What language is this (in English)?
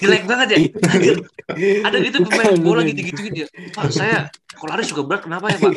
Indonesian